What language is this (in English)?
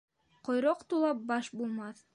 Bashkir